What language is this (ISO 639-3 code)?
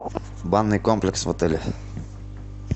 rus